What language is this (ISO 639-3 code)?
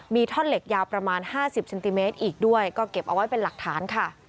tha